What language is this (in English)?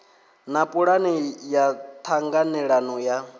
Venda